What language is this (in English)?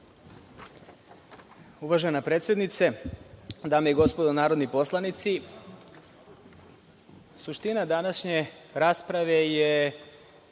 Serbian